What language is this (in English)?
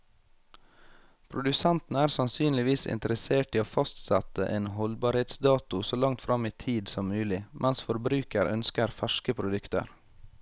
Norwegian